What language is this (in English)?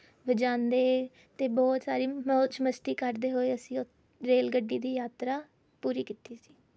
Punjabi